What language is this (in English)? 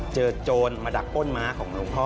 Thai